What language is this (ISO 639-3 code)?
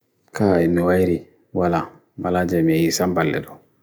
fui